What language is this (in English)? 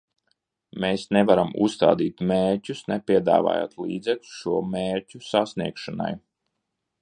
Latvian